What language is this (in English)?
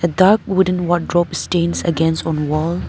English